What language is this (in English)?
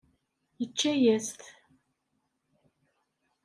Kabyle